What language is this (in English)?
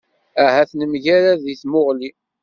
Kabyle